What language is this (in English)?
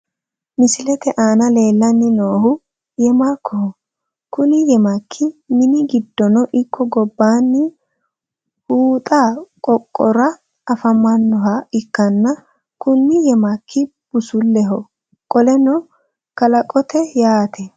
Sidamo